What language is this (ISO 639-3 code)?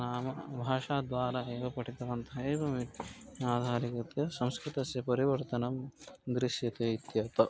san